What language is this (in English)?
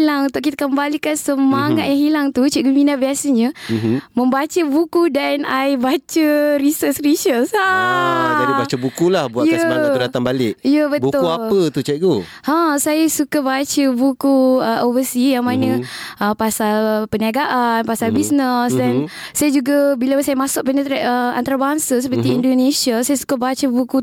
Malay